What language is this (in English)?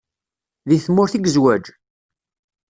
Kabyle